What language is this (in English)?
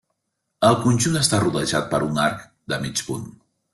Catalan